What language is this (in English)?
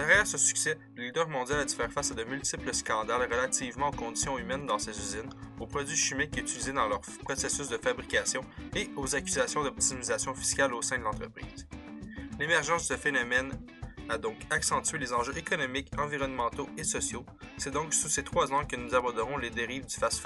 French